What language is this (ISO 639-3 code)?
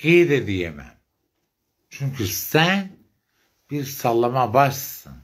tur